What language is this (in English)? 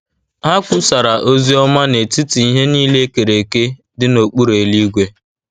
Igbo